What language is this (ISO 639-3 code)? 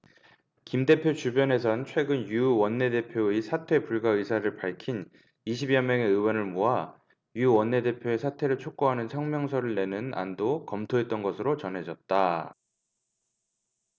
kor